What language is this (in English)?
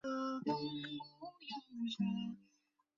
Chinese